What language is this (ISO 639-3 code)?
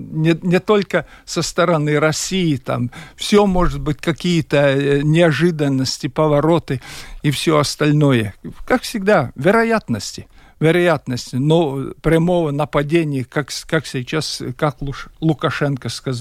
rus